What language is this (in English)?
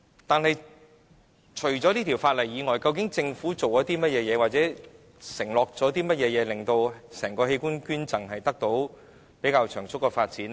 Cantonese